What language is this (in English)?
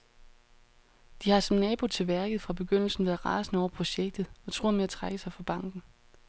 Danish